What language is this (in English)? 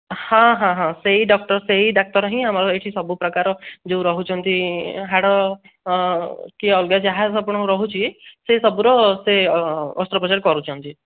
Odia